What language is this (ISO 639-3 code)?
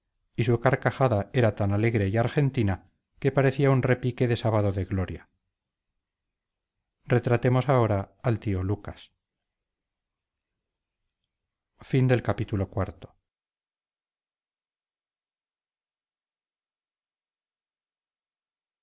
spa